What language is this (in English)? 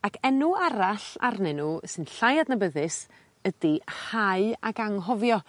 Welsh